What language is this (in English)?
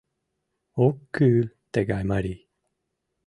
Mari